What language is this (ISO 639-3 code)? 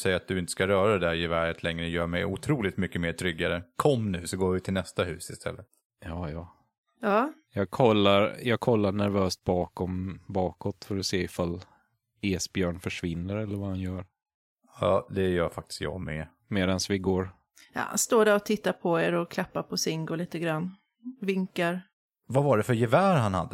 swe